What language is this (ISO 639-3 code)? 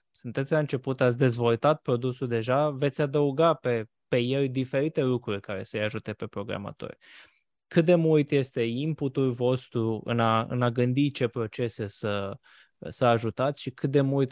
ron